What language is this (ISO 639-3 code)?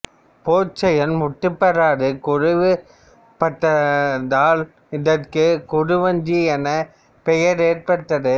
tam